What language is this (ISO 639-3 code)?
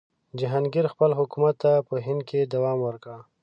pus